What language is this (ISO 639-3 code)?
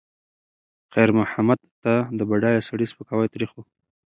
pus